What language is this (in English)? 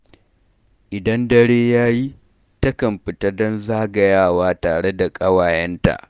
Hausa